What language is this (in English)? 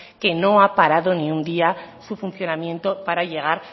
Spanish